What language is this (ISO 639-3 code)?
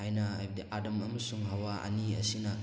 mni